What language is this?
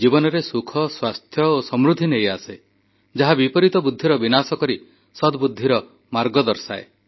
Odia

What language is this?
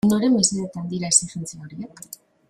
Basque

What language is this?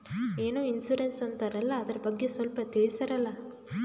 Kannada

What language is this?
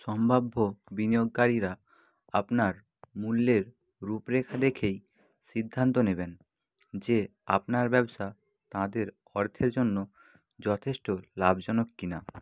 Bangla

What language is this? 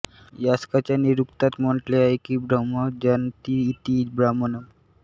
Marathi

